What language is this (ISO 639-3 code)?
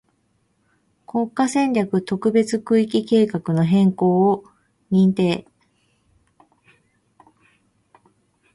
jpn